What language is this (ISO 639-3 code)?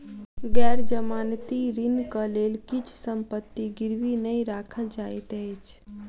mai